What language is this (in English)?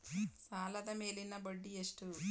Kannada